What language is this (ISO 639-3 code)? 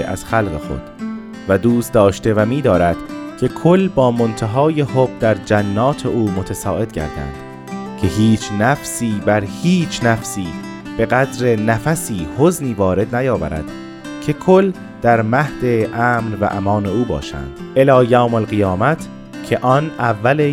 fas